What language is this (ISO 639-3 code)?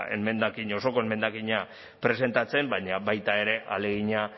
eus